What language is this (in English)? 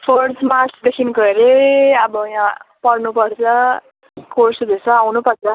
Nepali